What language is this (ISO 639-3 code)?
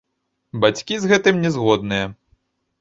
bel